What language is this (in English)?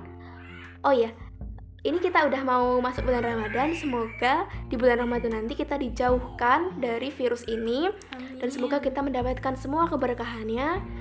Indonesian